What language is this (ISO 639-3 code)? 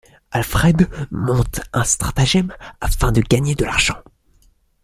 fra